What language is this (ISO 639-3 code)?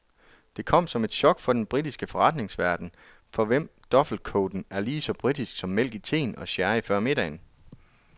dan